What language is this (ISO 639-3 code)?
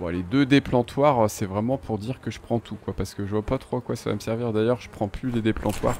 fra